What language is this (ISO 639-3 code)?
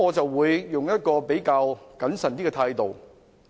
yue